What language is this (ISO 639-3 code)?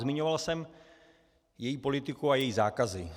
ces